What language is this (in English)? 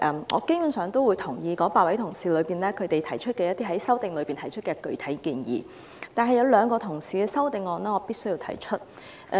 Cantonese